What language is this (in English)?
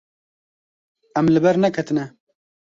Kurdish